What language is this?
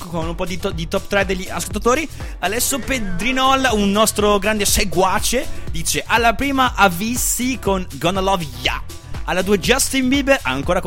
Italian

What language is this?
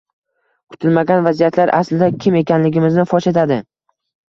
Uzbek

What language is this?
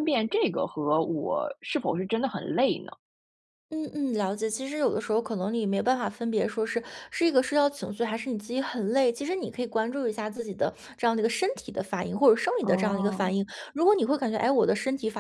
Chinese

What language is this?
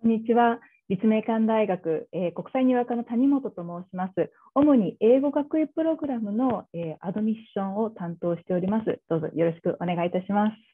Japanese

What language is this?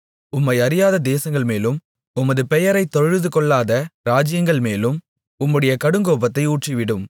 Tamil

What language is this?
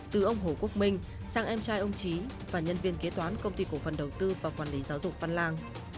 Vietnamese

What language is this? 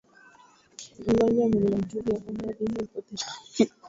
Swahili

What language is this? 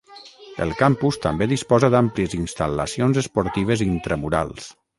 Catalan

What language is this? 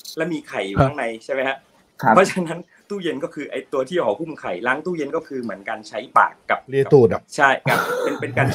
Thai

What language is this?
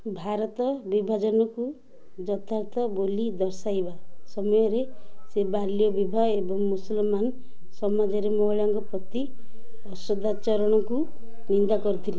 Odia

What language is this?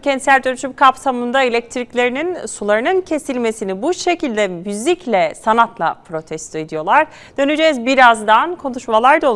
Turkish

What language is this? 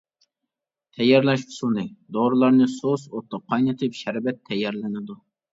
Uyghur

